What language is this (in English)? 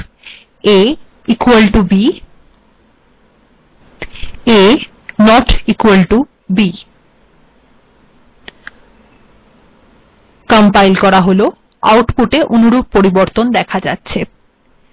Bangla